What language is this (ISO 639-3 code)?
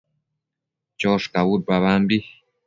mcf